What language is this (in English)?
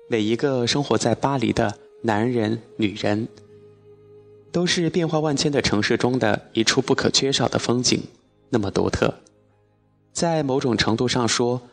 Chinese